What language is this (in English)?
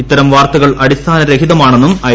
Malayalam